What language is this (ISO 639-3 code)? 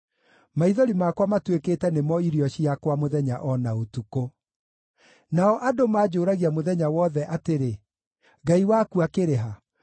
kik